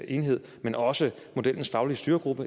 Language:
Danish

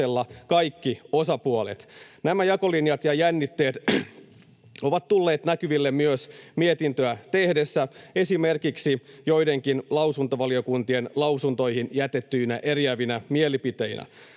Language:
Finnish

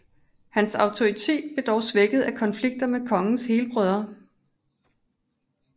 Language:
Danish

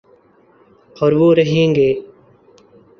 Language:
Urdu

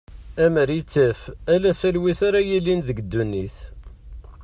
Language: Kabyle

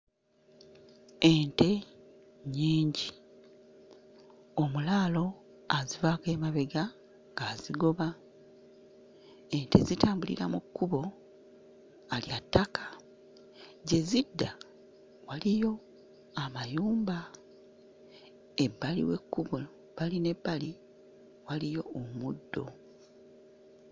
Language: Ganda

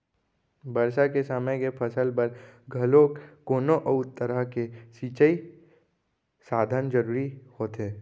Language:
Chhattisgarhi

